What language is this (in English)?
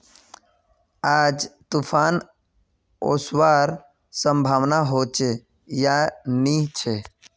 Magahi